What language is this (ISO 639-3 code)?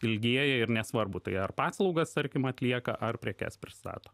lit